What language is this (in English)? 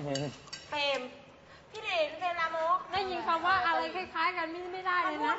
Thai